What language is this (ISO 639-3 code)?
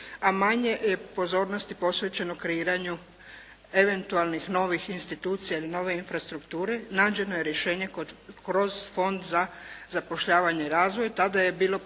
hrv